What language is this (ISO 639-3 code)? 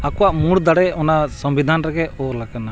sat